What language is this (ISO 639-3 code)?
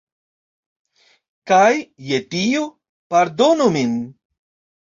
epo